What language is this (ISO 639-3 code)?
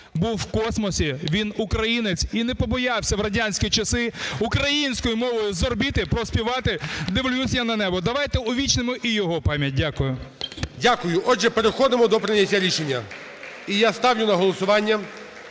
ukr